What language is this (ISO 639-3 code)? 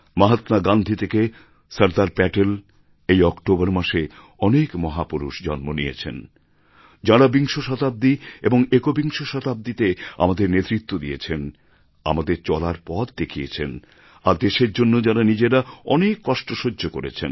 ben